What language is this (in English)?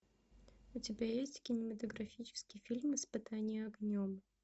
Russian